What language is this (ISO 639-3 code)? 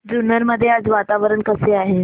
mar